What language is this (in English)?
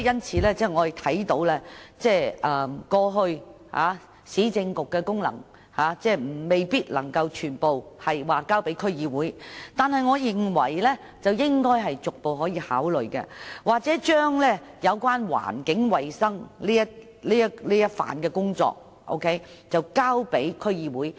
Cantonese